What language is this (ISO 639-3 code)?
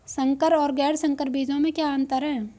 hin